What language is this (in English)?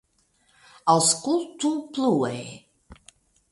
Esperanto